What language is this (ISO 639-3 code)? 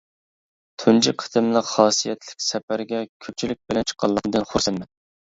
uig